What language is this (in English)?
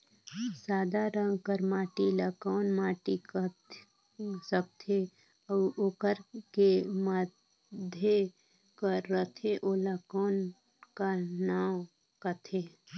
Chhattisgarhi